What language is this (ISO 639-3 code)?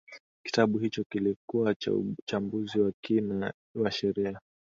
swa